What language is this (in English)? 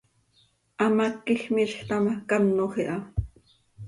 Seri